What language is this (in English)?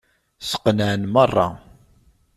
Kabyle